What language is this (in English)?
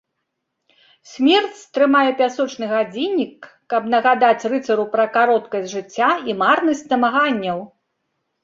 Belarusian